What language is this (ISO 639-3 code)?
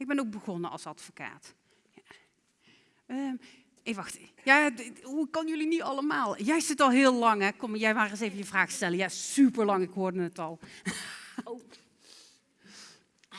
nld